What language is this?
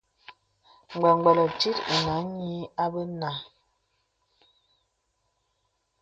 Bebele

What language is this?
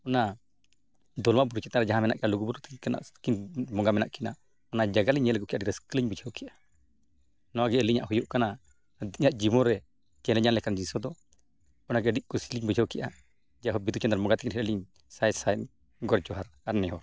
Santali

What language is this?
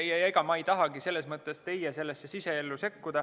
Estonian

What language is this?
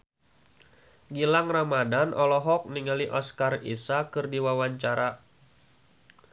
Sundanese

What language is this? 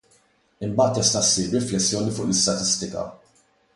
Maltese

